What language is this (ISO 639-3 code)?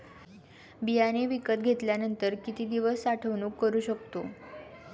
mar